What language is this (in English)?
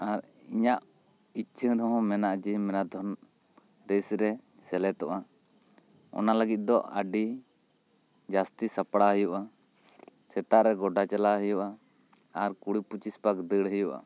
Santali